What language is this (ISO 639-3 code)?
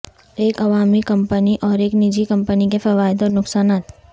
urd